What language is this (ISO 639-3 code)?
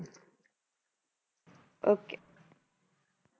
pan